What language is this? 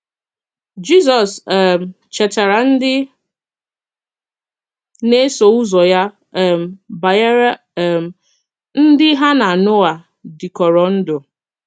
Igbo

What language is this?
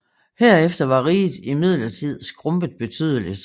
Danish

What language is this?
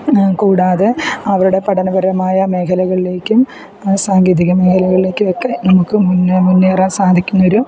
Malayalam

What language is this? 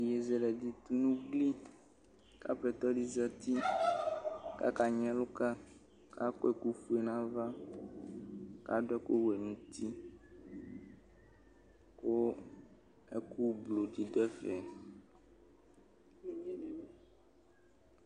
Ikposo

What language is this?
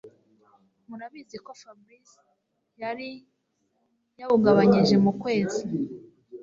Kinyarwanda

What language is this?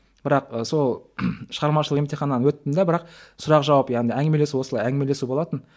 Kazakh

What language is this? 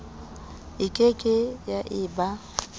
Southern Sotho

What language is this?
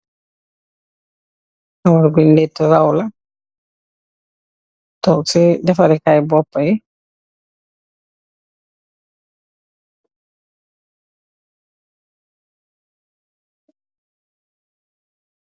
Wolof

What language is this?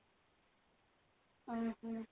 Odia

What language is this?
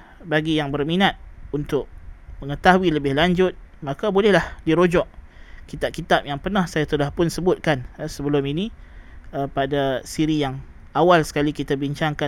Malay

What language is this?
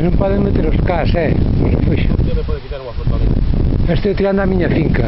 Dutch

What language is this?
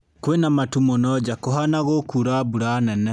Kikuyu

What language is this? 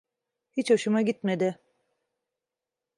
Turkish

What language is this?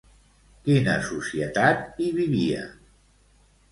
Catalan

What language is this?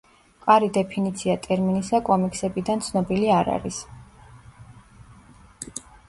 Georgian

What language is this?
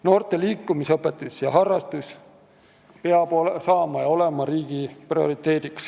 Estonian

